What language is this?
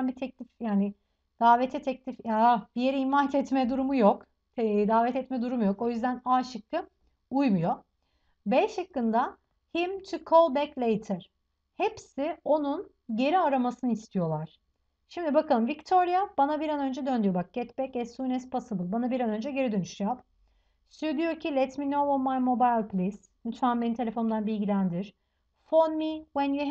Turkish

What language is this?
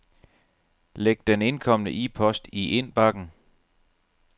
Danish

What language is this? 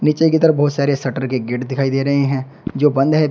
Hindi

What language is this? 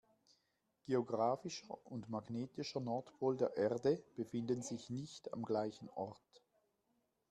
German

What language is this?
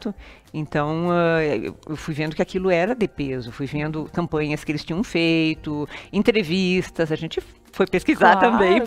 Portuguese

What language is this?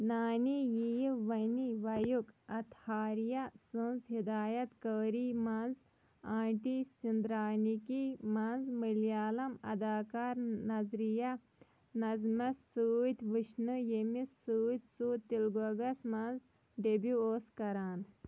Kashmiri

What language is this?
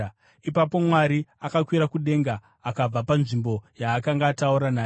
Shona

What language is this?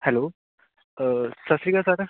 Punjabi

